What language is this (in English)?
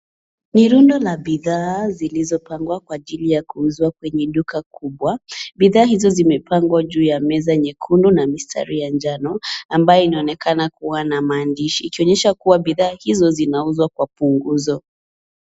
Swahili